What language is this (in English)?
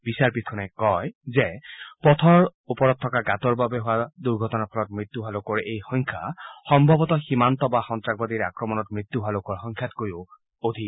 Assamese